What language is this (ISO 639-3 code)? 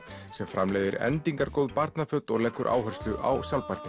isl